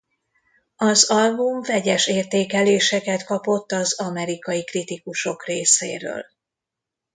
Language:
Hungarian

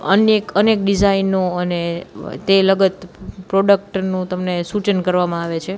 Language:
Gujarati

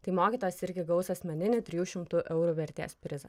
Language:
Lithuanian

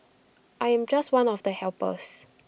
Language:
English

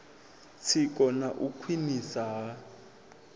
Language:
Venda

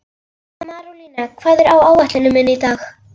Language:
Icelandic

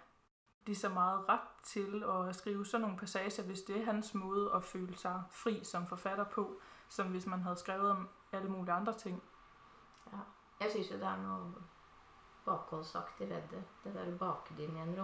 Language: Danish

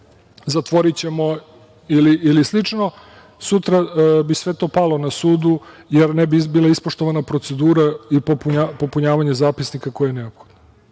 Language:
Serbian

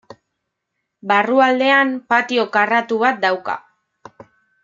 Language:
Basque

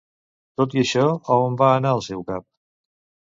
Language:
Catalan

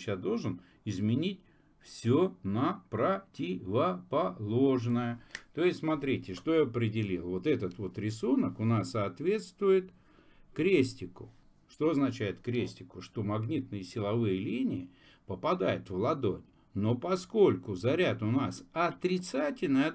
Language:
Russian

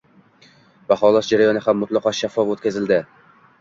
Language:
Uzbek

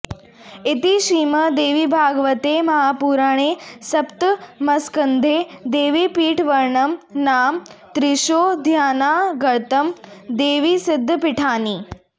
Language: Sanskrit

